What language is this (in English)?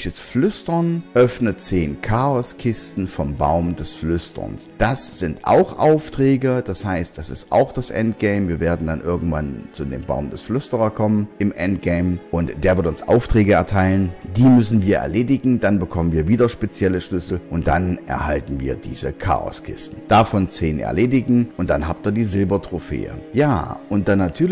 German